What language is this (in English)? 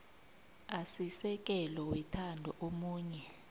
South Ndebele